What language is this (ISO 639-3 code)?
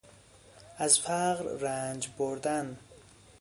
fas